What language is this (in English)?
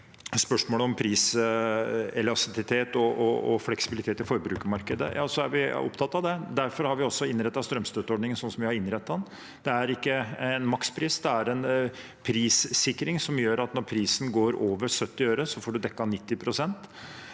Norwegian